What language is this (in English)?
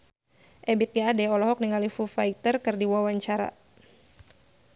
Sundanese